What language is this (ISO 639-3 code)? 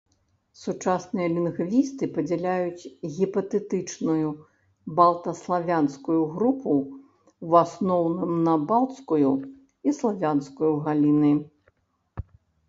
bel